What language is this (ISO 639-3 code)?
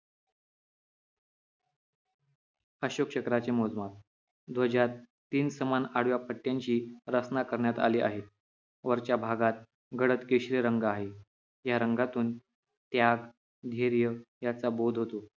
mar